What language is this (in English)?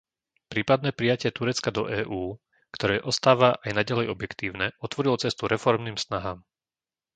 Slovak